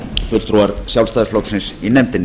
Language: Icelandic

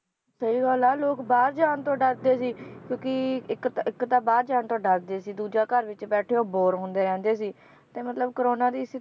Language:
Punjabi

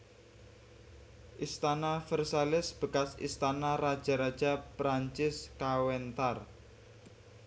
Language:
Javanese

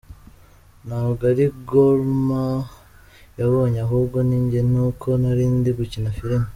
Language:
Kinyarwanda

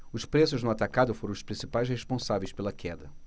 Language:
Portuguese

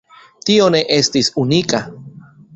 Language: Esperanto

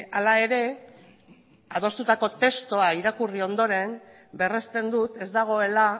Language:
Basque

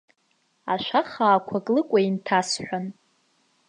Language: Abkhazian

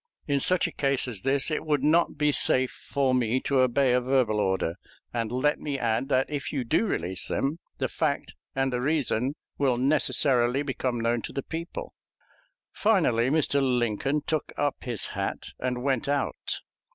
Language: English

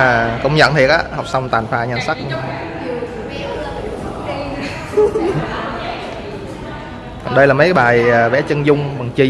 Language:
Vietnamese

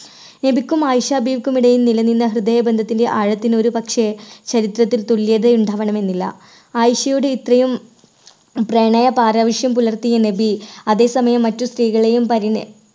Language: Malayalam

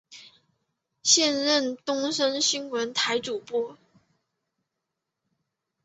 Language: Chinese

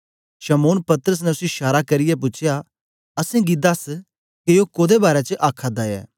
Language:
Dogri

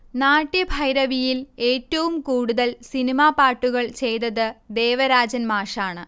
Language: Malayalam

